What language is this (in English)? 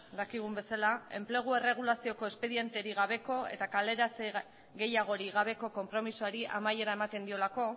Basque